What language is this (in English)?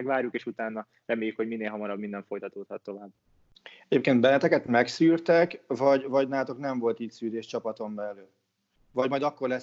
Hungarian